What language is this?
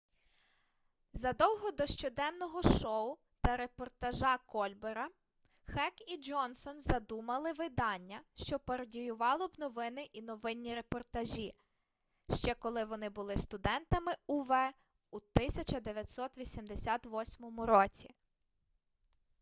Ukrainian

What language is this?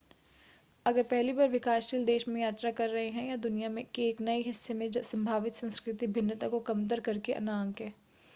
Hindi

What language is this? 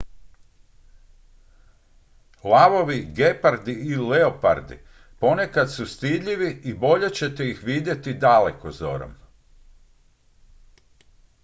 Croatian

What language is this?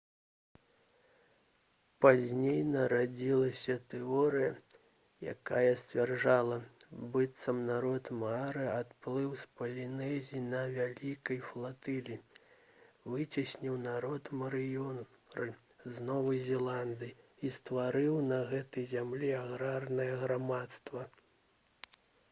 Belarusian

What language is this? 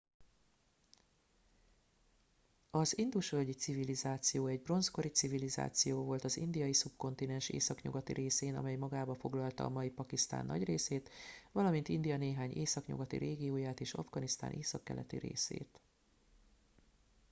Hungarian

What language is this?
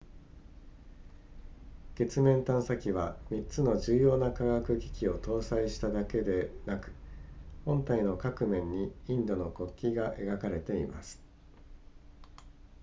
Japanese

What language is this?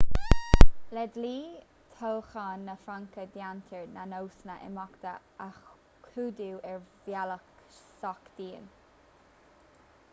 Irish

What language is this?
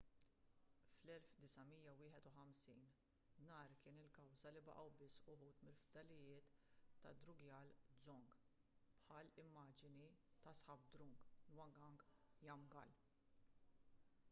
Maltese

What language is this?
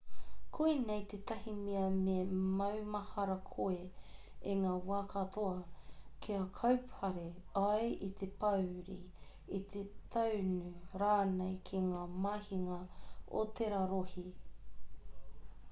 Māori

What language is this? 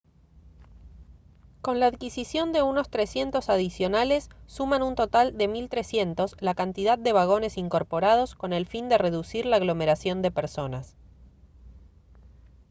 Spanish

